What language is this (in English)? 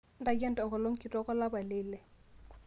Masai